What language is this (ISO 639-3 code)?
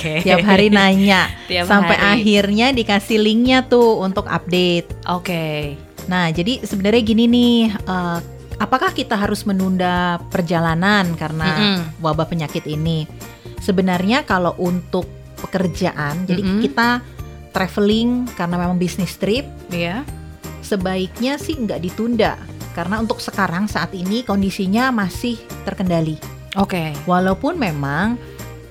ind